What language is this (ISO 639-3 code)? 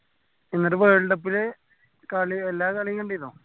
mal